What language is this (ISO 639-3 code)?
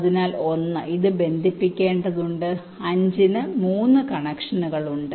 mal